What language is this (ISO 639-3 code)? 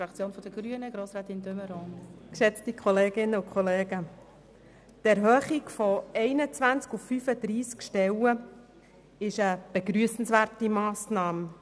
gsw